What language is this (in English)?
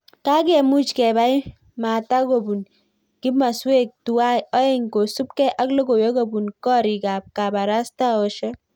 Kalenjin